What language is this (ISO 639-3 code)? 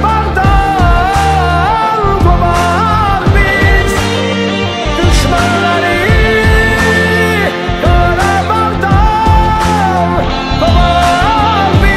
tur